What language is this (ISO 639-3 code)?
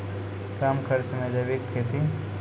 mai